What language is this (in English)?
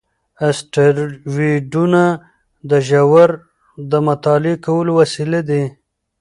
Pashto